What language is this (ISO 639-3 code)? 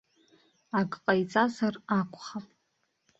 abk